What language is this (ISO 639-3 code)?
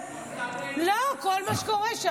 heb